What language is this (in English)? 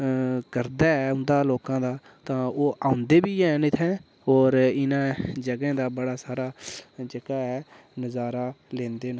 Dogri